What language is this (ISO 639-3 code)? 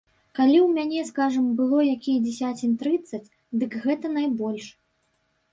bel